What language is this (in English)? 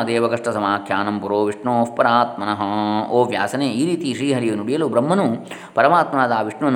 Kannada